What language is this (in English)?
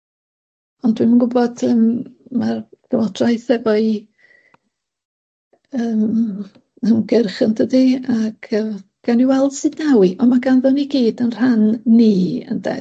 Welsh